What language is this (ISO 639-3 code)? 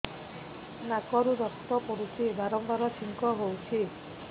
ori